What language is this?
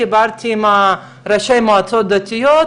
Hebrew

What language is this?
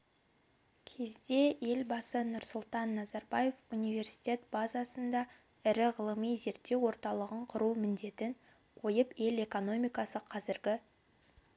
Kazakh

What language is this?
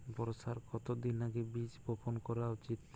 Bangla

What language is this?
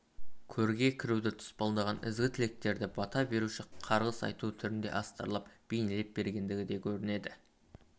Kazakh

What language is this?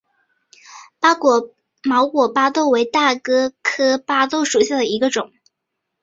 Chinese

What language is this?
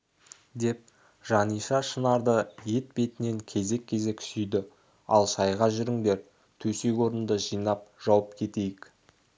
Kazakh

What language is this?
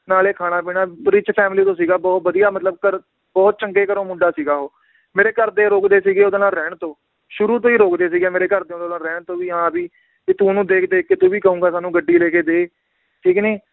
Punjabi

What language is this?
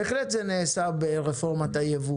Hebrew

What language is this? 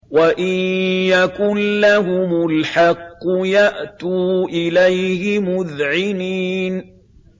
Arabic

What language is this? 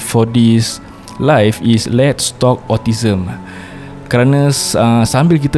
Malay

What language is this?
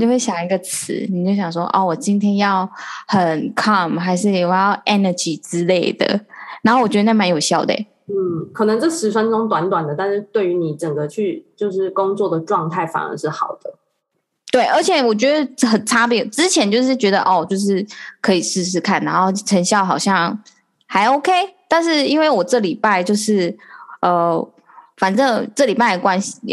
Chinese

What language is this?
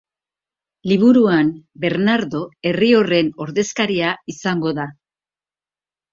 Basque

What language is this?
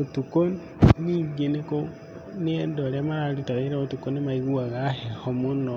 Kikuyu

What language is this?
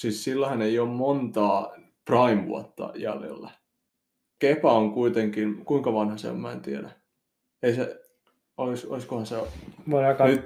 Finnish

